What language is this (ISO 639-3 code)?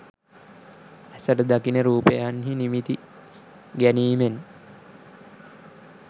sin